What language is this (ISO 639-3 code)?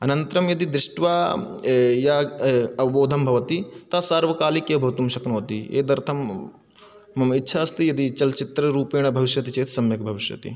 san